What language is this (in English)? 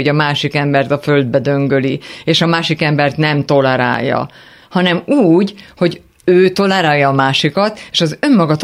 Hungarian